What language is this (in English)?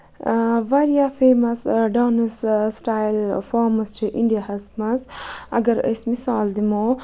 Kashmiri